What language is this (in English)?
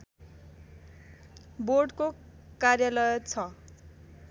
Nepali